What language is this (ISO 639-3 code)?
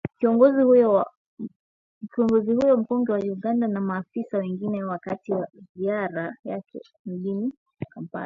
swa